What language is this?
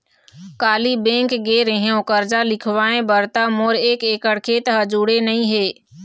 Chhattisgarhi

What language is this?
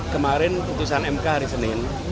Indonesian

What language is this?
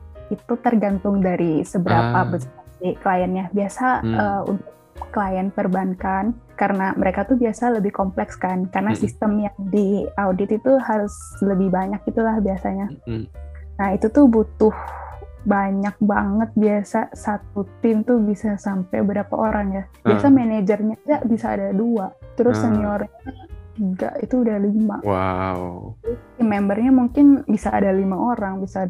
Indonesian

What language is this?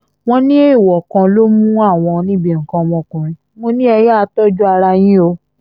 Yoruba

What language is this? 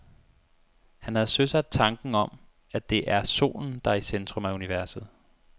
Danish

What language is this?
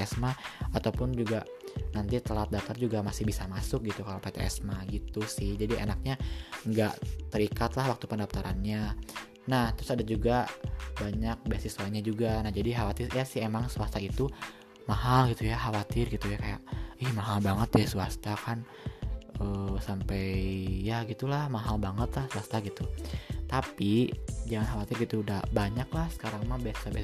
Indonesian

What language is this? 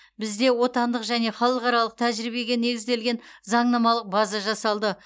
Kazakh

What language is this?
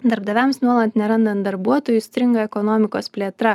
Lithuanian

